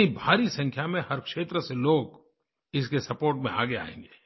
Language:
Hindi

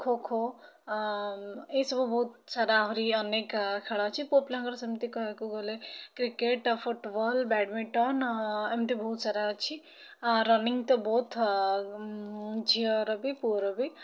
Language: Odia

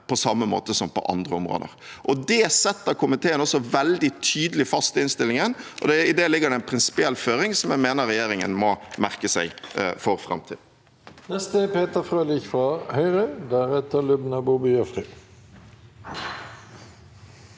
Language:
Norwegian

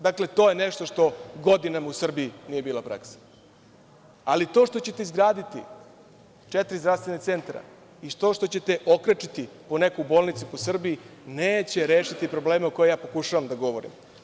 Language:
Serbian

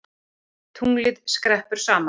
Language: Icelandic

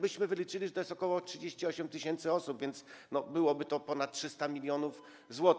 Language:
Polish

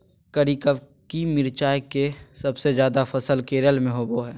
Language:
Magahi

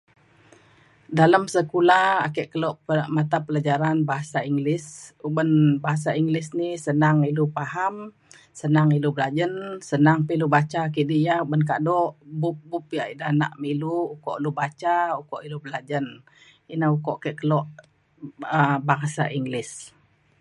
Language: Mainstream Kenyah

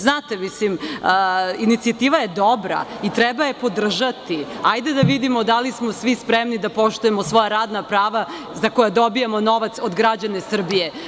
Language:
Serbian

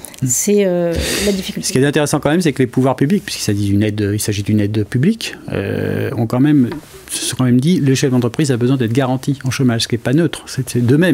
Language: French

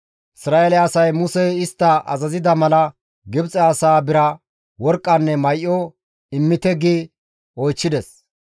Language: Gamo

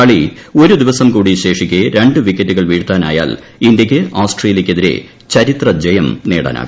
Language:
Malayalam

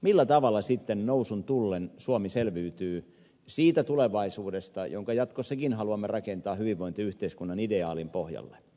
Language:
Finnish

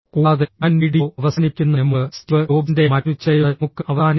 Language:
Malayalam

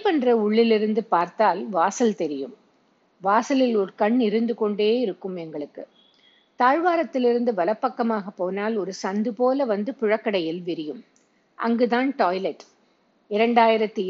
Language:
Tamil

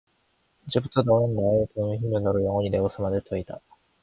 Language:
Korean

